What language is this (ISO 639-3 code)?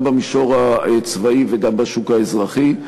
heb